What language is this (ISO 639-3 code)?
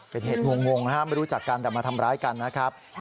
tha